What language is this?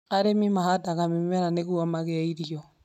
Kikuyu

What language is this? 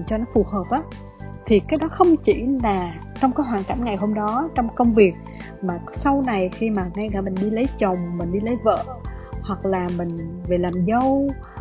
Vietnamese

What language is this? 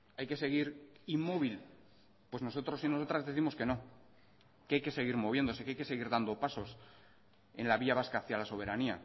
Spanish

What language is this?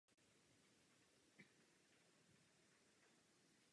Czech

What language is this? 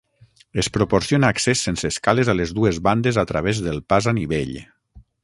Catalan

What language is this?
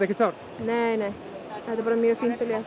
Icelandic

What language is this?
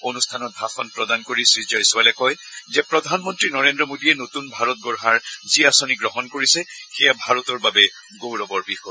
Assamese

